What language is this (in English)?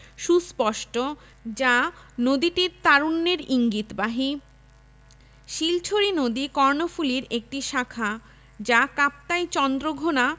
Bangla